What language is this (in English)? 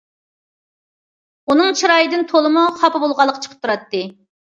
Uyghur